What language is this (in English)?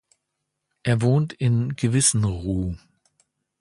German